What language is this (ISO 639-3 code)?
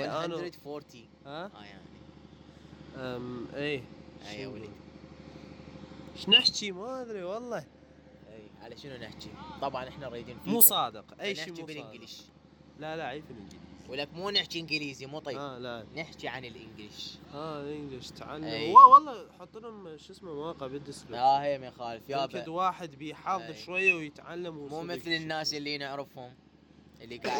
ara